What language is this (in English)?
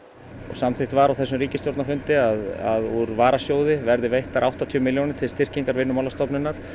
Icelandic